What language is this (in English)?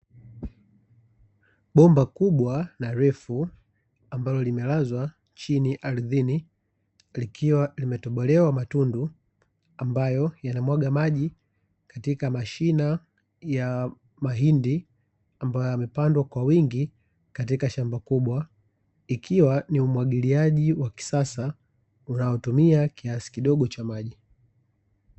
Swahili